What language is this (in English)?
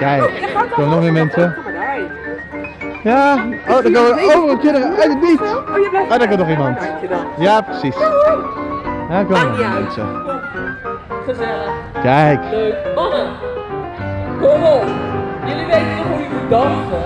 Dutch